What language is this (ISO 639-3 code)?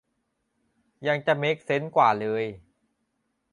tha